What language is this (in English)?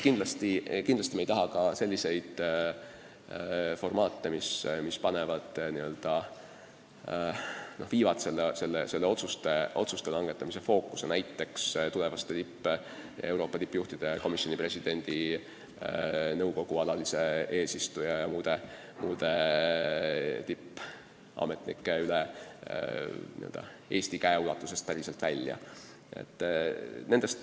Estonian